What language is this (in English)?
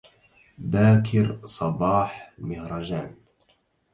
Arabic